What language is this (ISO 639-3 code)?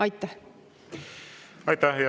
est